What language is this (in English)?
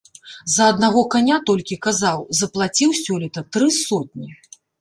Belarusian